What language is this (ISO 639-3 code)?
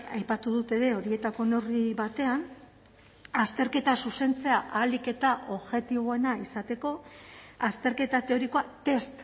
eus